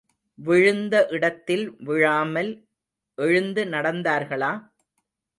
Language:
Tamil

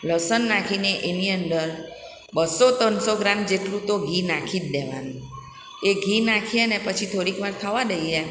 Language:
Gujarati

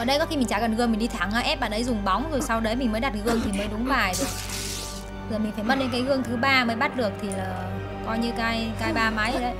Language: Vietnamese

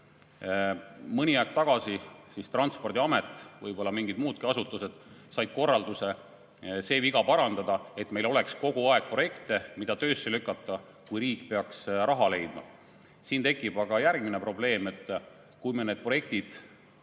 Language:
Estonian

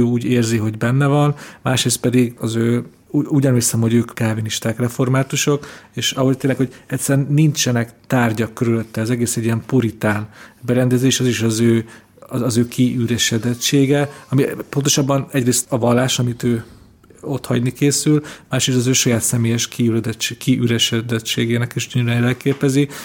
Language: Hungarian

